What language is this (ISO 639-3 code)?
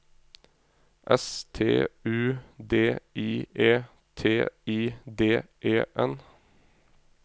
nor